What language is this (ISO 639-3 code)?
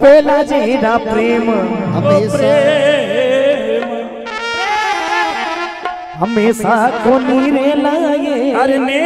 hin